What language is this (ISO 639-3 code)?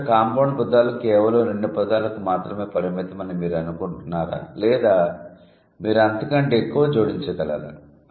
tel